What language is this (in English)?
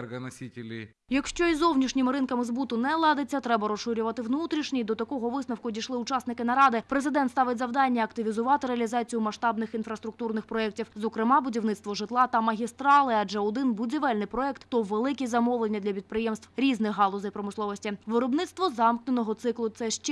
Ukrainian